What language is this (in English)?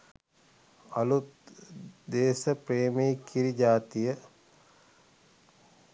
Sinhala